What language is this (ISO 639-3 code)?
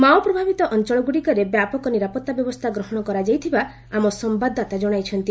ori